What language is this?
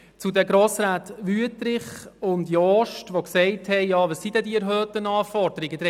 Swiss German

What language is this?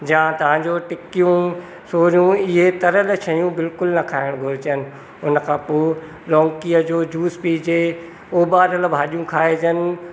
Sindhi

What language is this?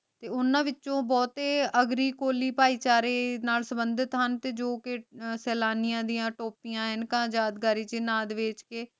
Punjabi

